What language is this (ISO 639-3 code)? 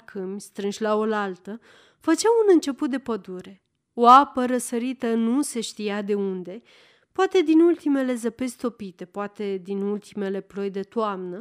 ron